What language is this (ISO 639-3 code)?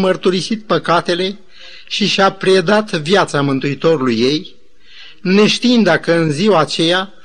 ron